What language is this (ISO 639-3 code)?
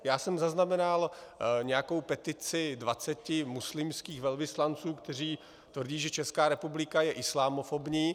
ces